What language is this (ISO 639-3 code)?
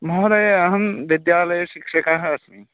san